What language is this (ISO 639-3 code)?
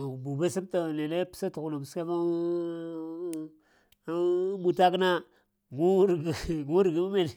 hia